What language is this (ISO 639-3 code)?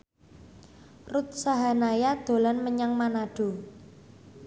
jav